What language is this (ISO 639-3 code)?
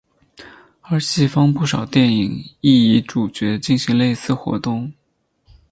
zho